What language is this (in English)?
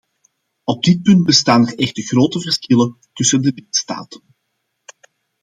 Dutch